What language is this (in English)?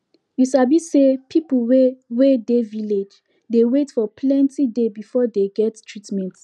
Nigerian Pidgin